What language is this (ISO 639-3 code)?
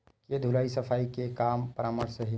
hne